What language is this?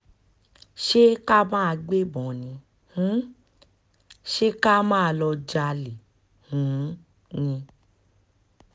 Yoruba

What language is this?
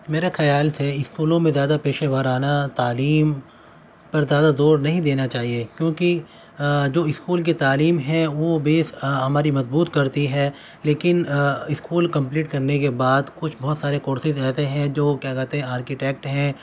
Urdu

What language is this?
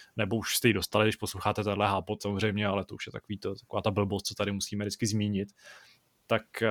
Czech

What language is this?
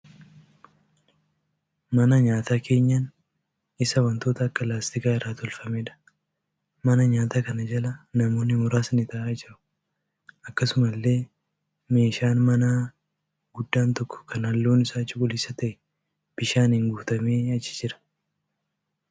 Oromo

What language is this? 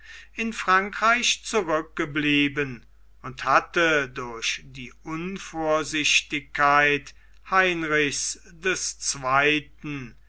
German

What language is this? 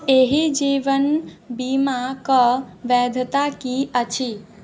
Maithili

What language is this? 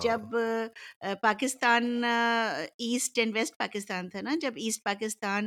Urdu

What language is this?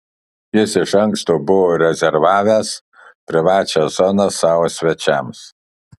Lithuanian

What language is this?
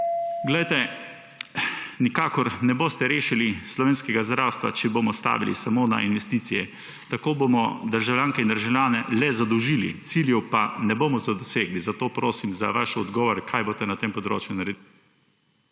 Slovenian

